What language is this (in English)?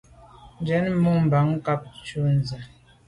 Medumba